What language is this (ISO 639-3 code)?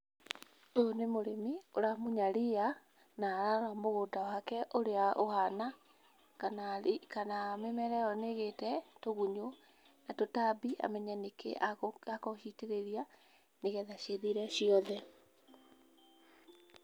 kik